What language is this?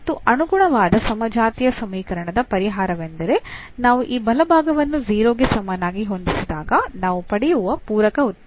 Kannada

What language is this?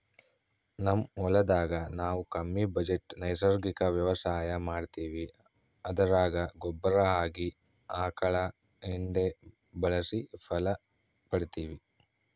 Kannada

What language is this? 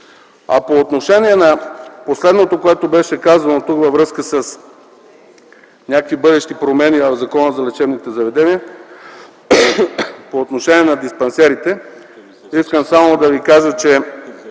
Bulgarian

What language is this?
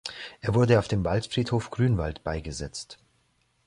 German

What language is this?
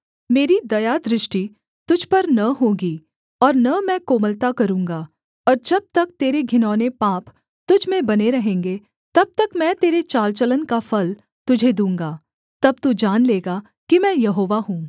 Hindi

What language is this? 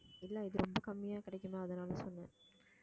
Tamil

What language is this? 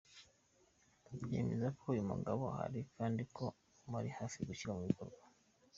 Kinyarwanda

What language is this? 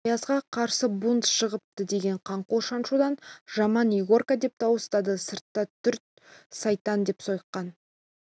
Kazakh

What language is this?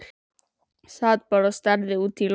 Icelandic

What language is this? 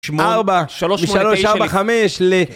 Hebrew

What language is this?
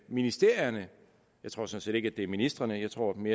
Danish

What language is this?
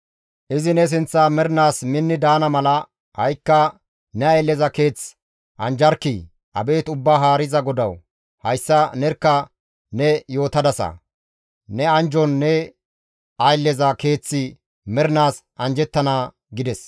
Gamo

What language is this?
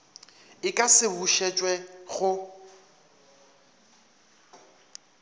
Northern Sotho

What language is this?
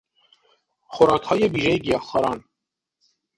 Persian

